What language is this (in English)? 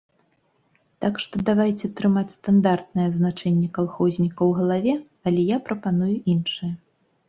Belarusian